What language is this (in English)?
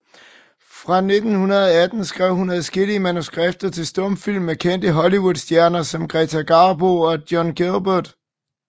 Danish